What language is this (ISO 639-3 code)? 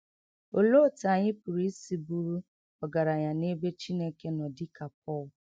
ibo